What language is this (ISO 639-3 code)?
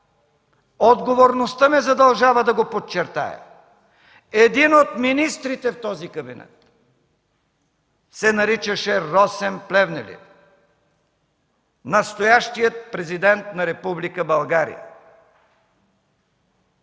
bul